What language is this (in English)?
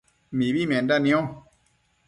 Matsés